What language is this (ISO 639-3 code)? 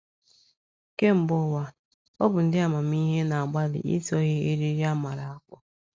ibo